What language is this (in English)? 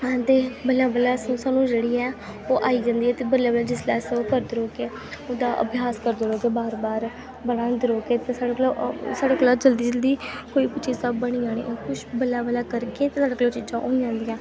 Dogri